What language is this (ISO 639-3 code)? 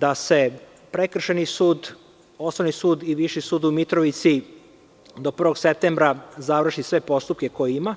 srp